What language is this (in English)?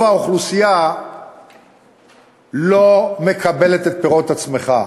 Hebrew